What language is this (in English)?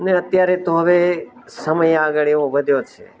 Gujarati